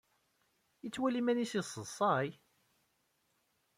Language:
Kabyle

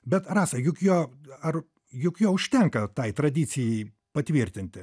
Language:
Lithuanian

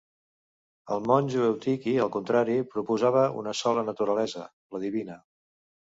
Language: Catalan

